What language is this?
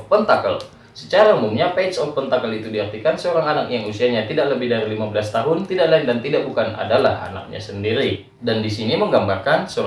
Indonesian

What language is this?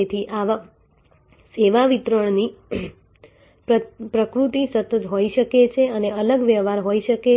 Gujarati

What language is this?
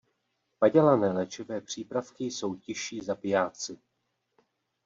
Czech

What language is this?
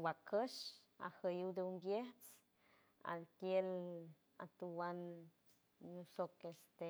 San Francisco Del Mar Huave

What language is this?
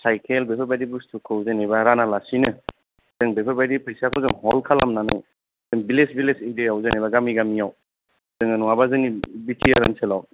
Bodo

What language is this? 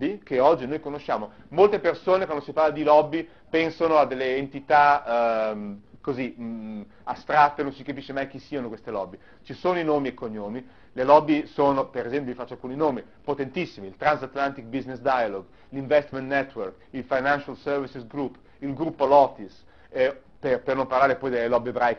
Italian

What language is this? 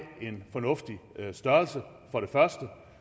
Danish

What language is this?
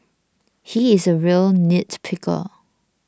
English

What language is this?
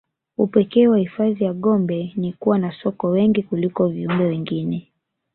Swahili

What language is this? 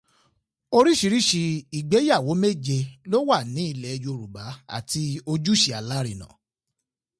Yoruba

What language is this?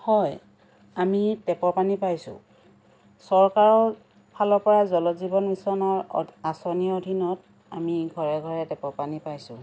Assamese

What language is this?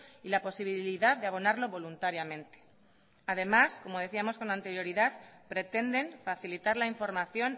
Spanish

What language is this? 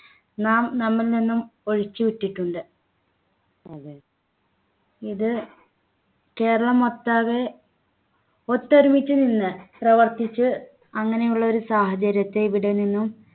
Malayalam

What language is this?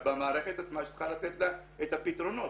Hebrew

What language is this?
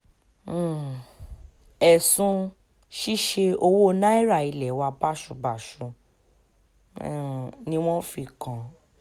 Yoruba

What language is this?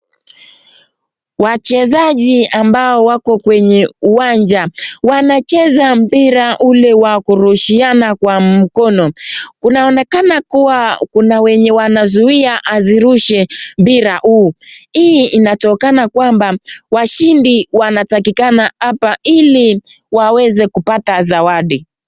Swahili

